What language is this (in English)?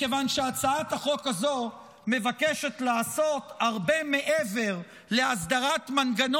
Hebrew